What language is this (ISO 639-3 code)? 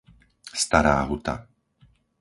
slk